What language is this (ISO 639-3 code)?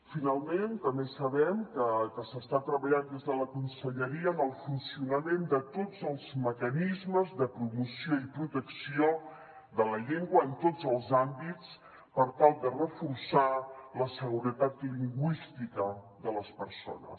cat